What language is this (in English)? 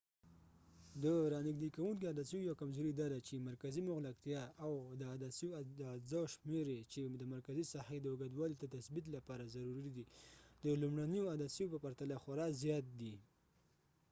Pashto